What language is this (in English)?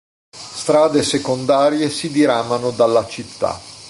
Italian